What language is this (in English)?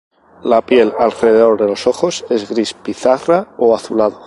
Spanish